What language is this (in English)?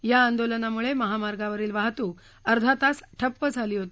Marathi